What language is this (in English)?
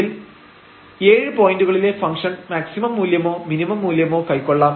Malayalam